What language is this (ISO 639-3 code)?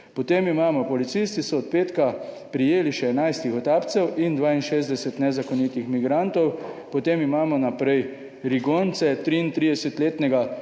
slv